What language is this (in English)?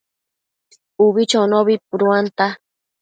Matsés